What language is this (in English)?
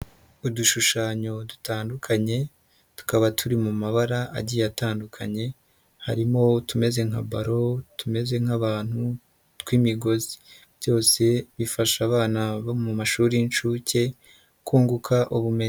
Kinyarwanda